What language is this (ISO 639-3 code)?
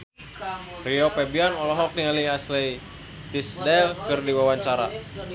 sun